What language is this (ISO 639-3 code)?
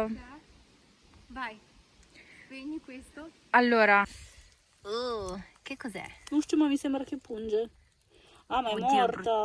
ita